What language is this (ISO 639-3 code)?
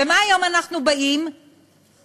heb